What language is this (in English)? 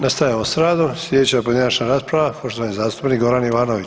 Croatian